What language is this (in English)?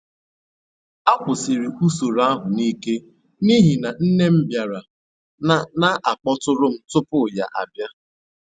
Igbo